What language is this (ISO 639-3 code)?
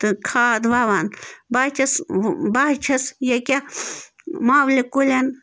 kas